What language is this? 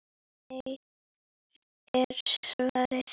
Icelandic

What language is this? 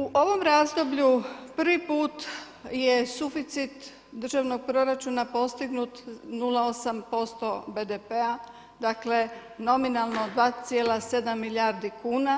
Croatian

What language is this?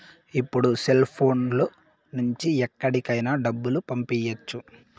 Telugu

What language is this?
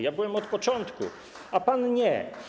Polish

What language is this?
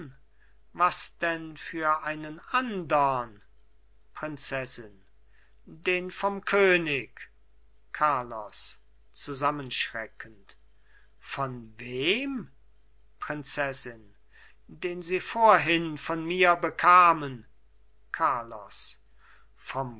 German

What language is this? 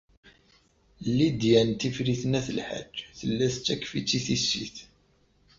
Kabyle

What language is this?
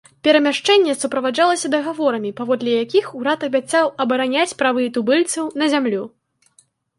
Belarusian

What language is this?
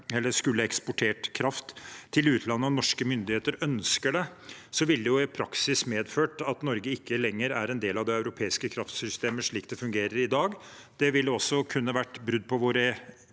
Norwegian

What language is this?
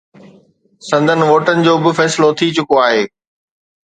Sindhi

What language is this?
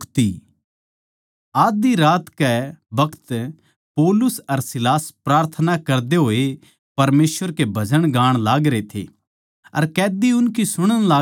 Haryanvi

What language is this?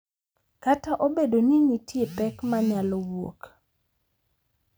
Luo (Kenya and Tanzania)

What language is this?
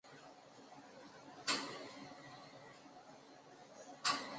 Chinese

